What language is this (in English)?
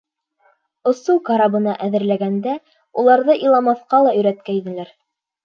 Bashkir